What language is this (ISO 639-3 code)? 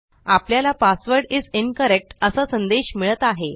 mar